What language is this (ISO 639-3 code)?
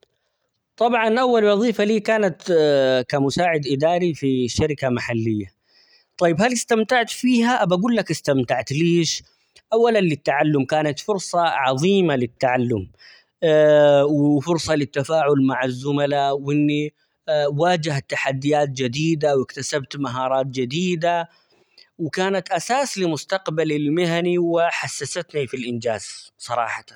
acx